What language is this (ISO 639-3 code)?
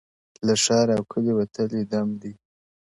pus